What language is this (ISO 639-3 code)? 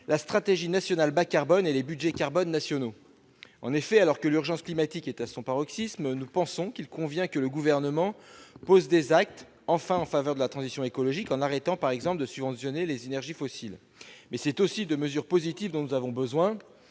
fra